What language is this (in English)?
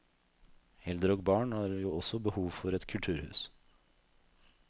Norwegian